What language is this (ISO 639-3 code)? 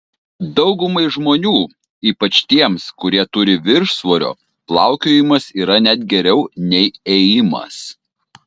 lit